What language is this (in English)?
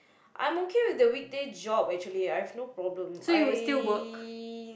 English